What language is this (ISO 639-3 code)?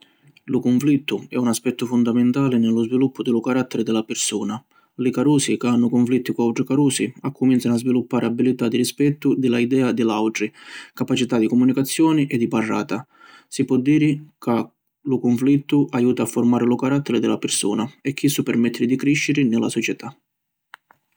scn